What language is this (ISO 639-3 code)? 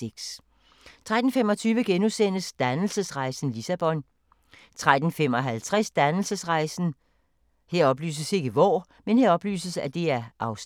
dan